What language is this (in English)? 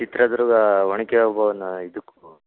Kannada